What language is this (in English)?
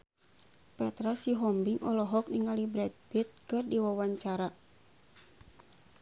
Sundanese